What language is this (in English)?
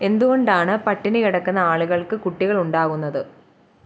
Malayalam